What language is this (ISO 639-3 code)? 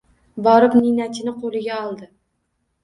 uzb